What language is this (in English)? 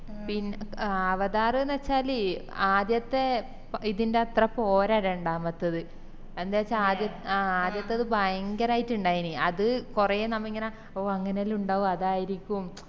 Malayalam